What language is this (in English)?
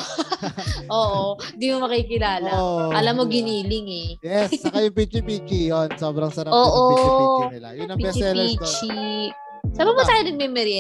Filipino